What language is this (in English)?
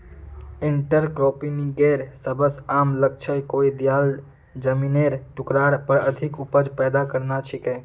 Magahi